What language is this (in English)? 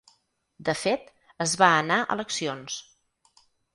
Catalan